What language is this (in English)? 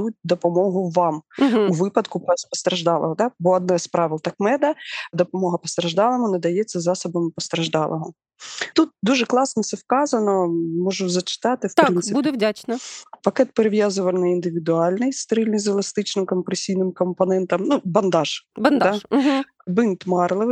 Ukrainian